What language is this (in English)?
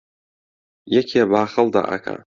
Central Kurdish